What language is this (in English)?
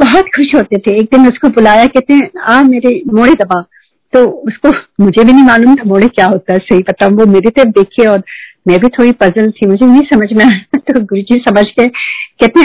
Hindi